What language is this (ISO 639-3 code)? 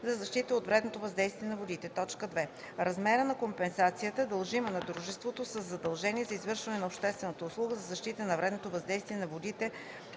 bul